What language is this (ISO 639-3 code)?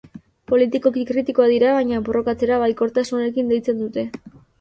eus